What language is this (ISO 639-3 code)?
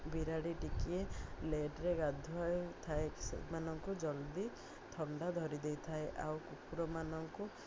ori